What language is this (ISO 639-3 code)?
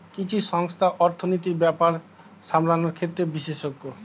ben